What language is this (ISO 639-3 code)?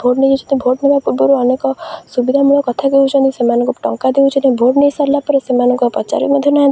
ori